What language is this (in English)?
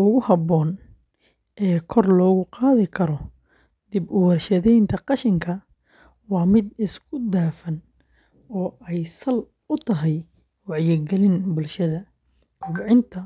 Somali